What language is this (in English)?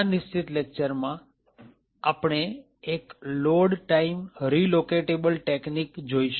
Gujarati